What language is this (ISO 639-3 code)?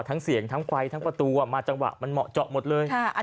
tha